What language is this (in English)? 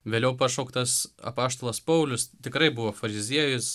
Lithuanian